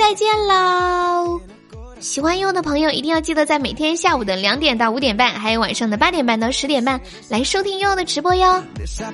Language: Chinese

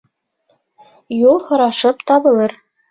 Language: Bashkir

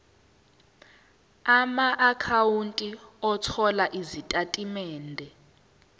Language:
Zulu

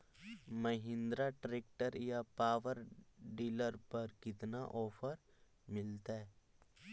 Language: Magahi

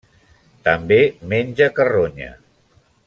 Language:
Catalan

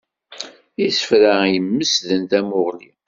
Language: Kabyle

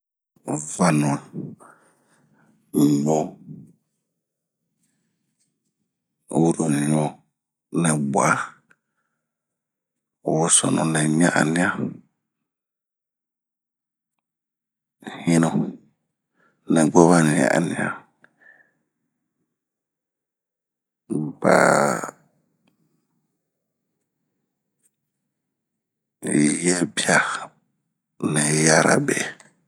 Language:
Bomu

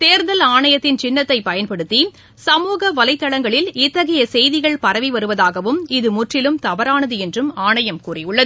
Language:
Tamil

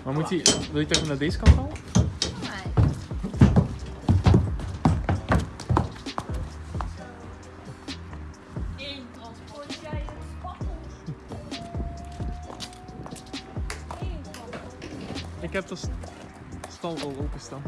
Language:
Dutch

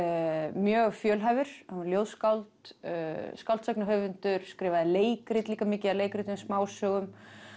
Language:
Icelandic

